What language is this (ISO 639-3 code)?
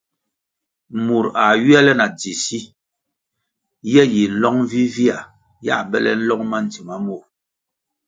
nmg